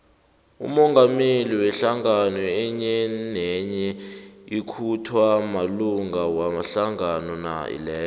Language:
South Ndebele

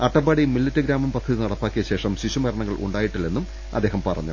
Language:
Malayalam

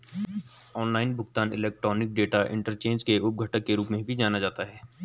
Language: Hindi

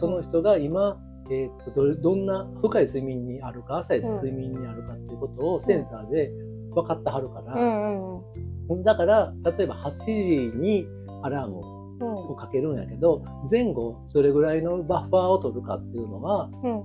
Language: Japanese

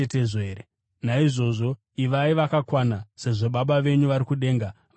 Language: Shona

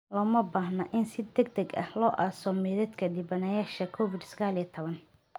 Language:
Somali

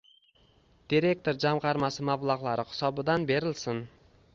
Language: Uzbek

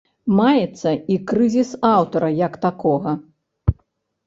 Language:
Belarusian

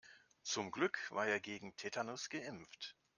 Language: German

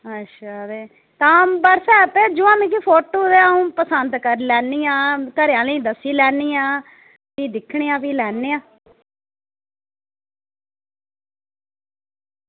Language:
Dogri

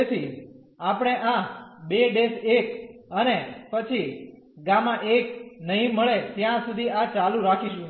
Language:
Gujarati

